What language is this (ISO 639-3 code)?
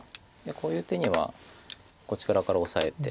jpn